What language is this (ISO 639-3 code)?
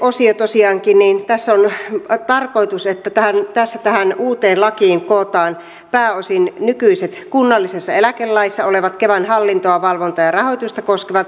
fin